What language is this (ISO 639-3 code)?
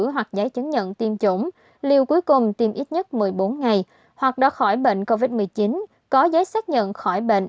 vie